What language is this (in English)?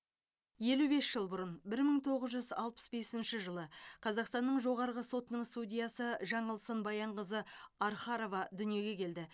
Kazakh